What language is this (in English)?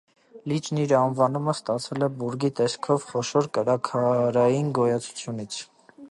Armenian